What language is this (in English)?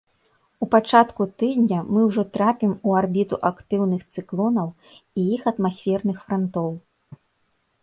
Belarusian